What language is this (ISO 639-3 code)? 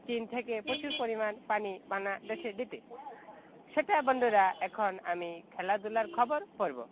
ben